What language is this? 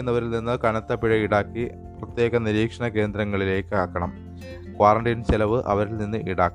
Malayalam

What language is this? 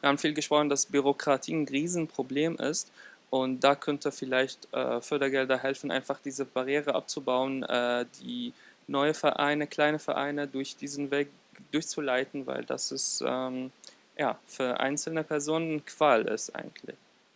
German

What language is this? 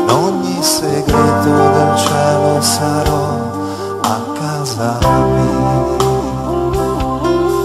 Italian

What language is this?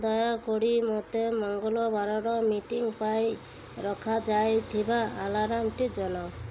Odia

